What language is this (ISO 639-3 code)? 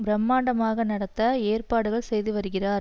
tam